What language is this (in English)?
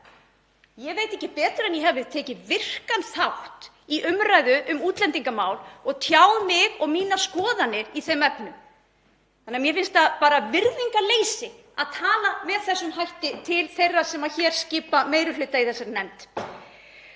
Icelandic